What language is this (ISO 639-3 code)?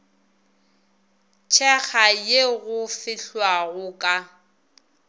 nso